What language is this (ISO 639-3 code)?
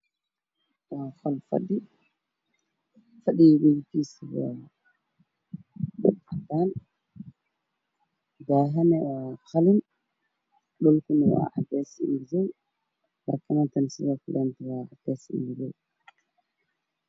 som